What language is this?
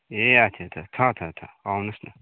Nepali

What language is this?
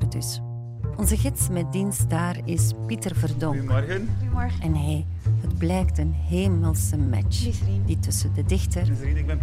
Dutch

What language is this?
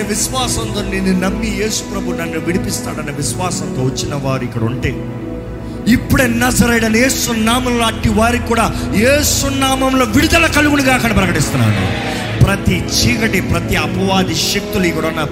Telugu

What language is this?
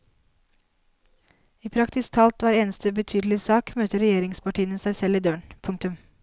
Norwegian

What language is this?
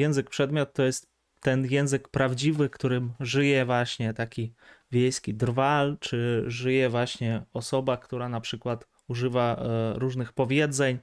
Polish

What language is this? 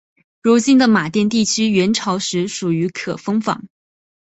Chinese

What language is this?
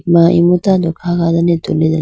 Idu-Mishmi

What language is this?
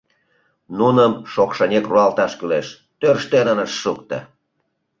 Mari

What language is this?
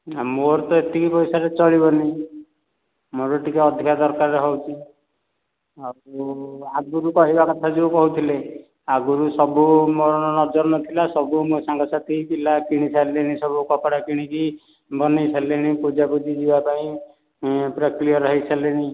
Odia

